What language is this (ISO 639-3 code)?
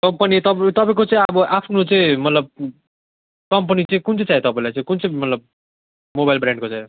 nep